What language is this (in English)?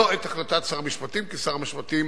Hebrew